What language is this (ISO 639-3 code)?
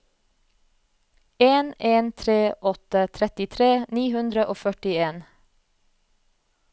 nor